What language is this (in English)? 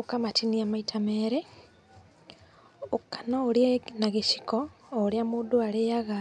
Kikuyu